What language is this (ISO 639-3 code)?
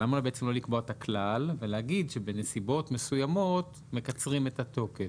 heb